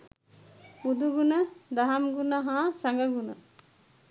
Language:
Sinhala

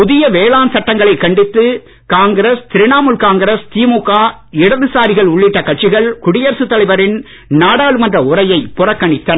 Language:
Tamil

